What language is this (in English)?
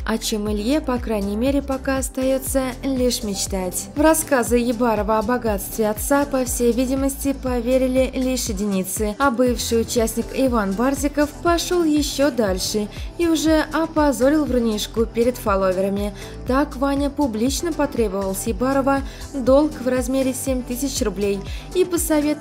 Russian